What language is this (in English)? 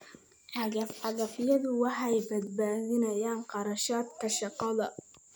Somali